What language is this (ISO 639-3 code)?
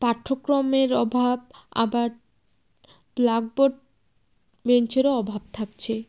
ben